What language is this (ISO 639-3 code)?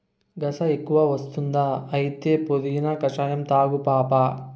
tel